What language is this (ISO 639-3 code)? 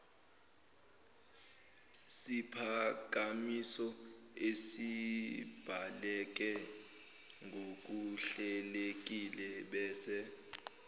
zul